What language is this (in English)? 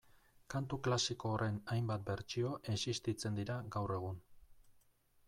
Basque